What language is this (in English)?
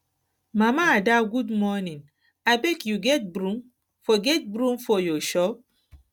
Nigerian Pidgin